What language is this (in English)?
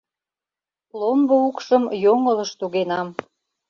Mari